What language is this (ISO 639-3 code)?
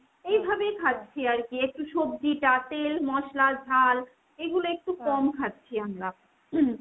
ben